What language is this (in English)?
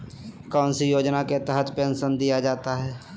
Magahi